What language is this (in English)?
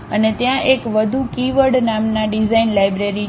Gujarati